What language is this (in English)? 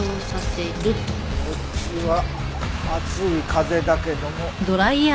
Japanese